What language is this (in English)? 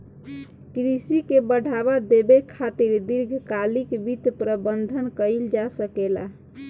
Bhojpuri